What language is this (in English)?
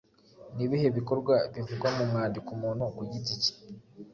Kinyarwanda